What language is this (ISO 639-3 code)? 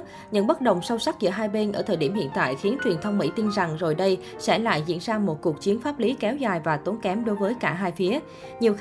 vie